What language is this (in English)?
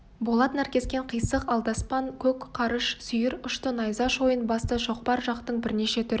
Kazakh